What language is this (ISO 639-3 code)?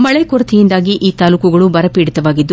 kan